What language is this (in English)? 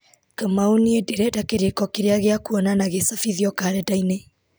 Kikuyu